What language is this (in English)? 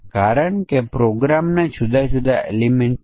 Gujarati